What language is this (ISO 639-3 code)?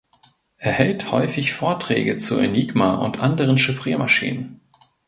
deu